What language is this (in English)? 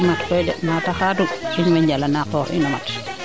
Serer